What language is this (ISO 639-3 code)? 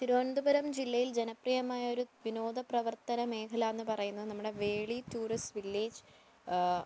mal